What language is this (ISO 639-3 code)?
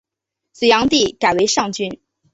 zho